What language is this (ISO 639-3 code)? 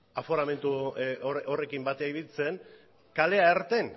eus